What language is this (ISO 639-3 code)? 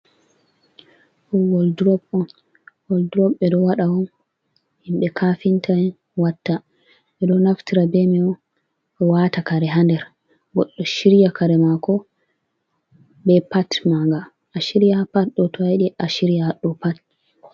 ful